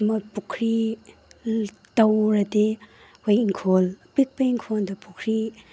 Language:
Manipuri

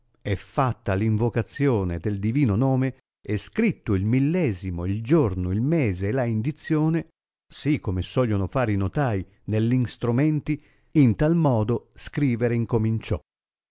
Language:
Italian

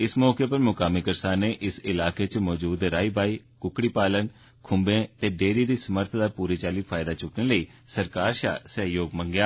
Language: Dogri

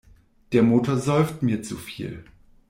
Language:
German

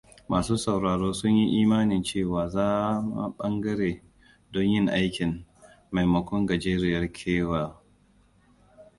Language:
Hausa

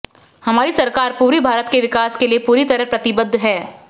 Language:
Hindi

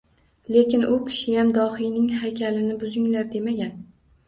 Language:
Uzbek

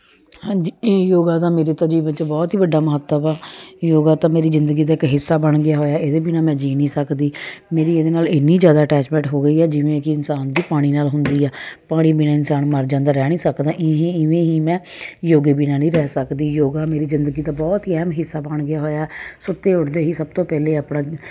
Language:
Punjabi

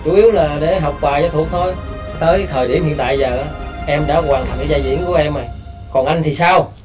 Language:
Vietnamese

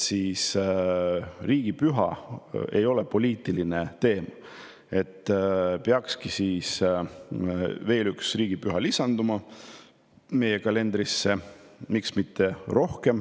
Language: Estonian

